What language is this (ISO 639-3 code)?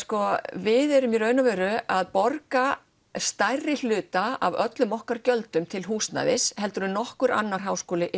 isl